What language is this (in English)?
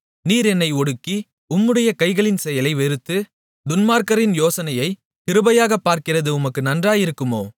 Tamil